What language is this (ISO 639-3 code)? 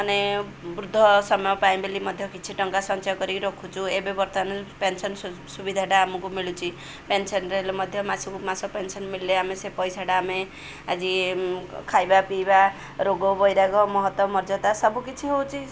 ori